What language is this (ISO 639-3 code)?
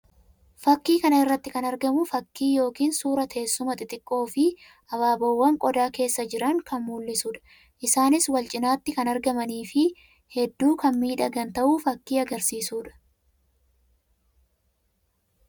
orm